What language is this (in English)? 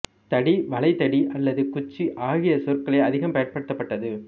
Tamil